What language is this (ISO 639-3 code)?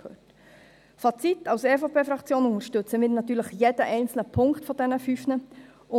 gsw